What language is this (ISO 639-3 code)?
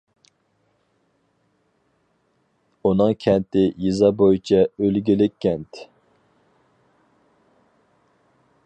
uig